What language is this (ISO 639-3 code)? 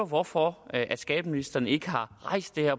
dan